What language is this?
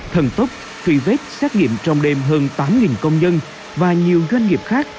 Vietnamese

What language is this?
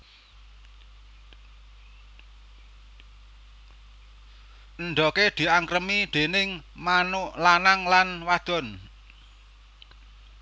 Javanese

